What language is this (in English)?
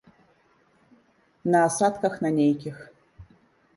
Belarusian